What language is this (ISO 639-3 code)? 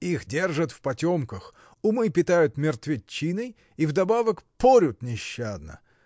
rus